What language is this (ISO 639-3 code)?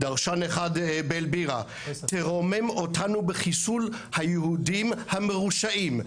heb